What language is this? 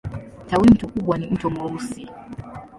Swahili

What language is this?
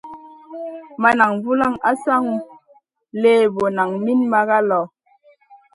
Masana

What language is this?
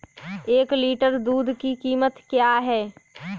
Hindi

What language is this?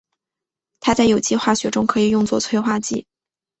Chinese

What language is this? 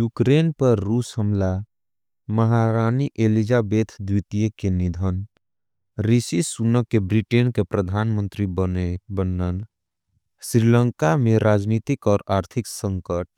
Angika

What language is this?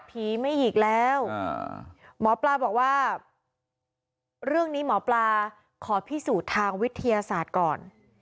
Thai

